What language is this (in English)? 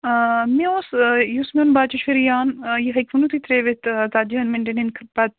Kashmiri